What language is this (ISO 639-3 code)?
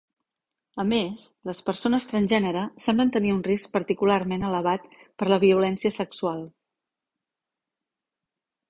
cat